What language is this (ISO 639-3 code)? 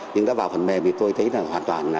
vie